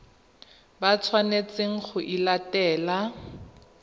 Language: Tswana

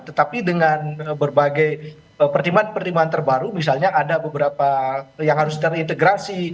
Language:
Indonesian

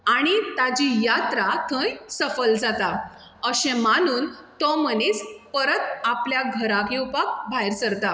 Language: Konkani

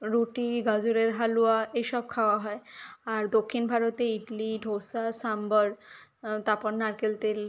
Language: Bangla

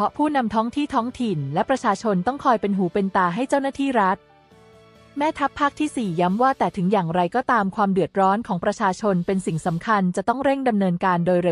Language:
Thai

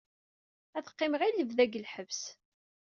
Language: Kabyle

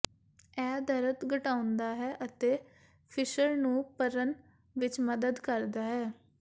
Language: Punjabi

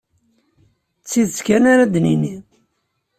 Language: Kabyle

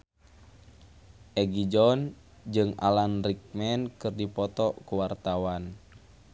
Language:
Sundanese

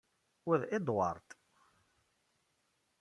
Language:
Kabyle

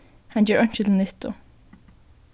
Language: Faroese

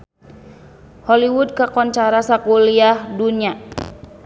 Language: Sundanese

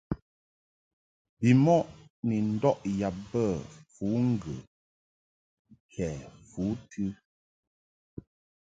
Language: Mungaka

